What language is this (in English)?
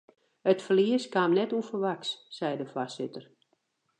Western Frisian